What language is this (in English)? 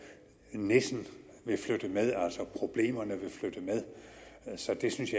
Danish